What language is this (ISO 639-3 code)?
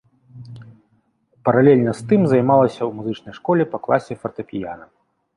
bel